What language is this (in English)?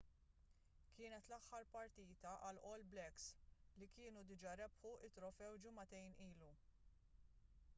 Maltese